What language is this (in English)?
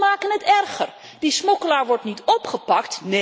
Dutch